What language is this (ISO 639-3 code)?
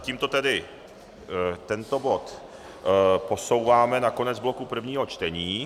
ces